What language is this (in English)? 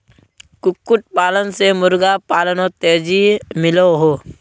Magahi